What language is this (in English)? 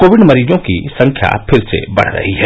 Hindi